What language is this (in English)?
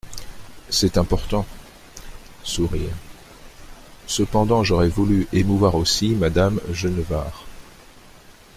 French